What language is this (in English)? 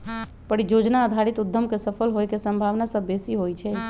Magahi